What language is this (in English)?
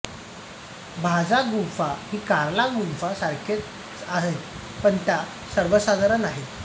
Marathi